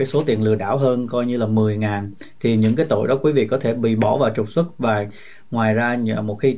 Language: Vietnamese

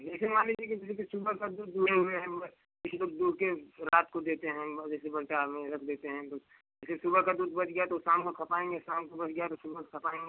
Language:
Hindi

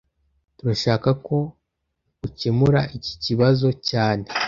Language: Kinyarwanda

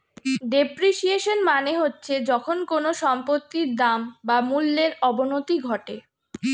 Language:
Bangla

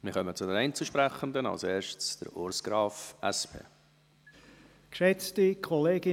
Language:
Swiss German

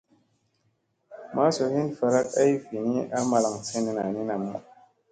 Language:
Musey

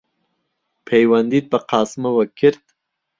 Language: Central Kurdish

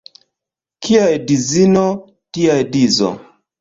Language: Esperanto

